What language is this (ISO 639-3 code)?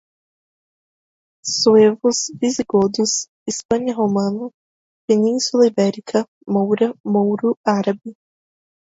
por